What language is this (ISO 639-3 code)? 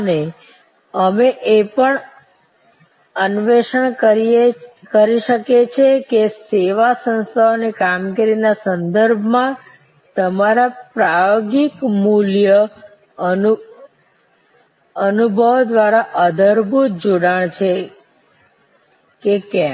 guj